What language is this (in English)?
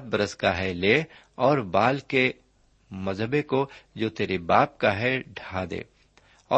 Urdu